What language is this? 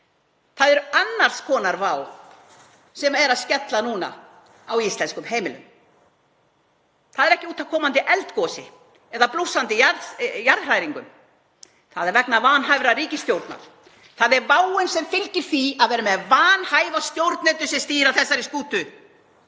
Icelandic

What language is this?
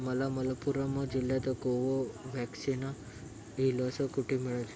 Marathi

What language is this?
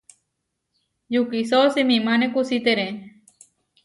Huarijio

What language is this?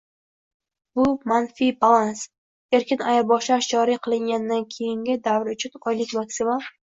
Uzbek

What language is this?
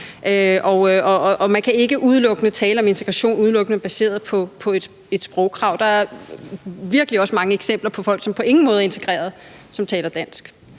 Danish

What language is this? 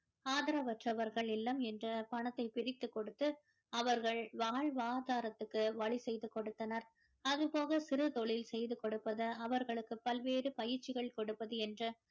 Tamil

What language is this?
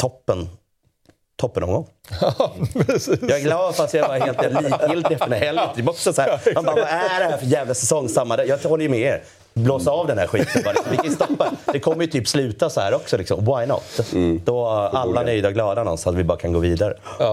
Swedish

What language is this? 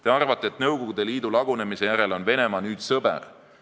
Estonian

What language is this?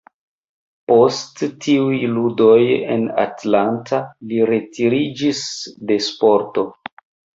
Esperanto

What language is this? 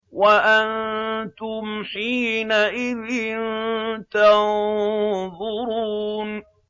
Arabic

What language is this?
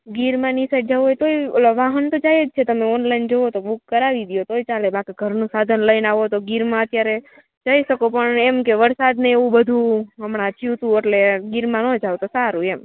Gujarati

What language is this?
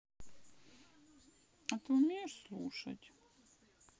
Russian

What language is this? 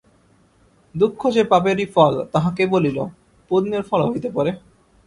Bangla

